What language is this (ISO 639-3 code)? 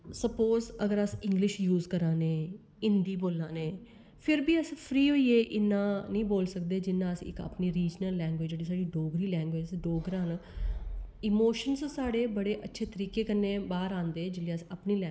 doi